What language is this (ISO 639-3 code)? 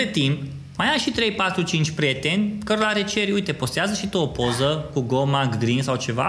ron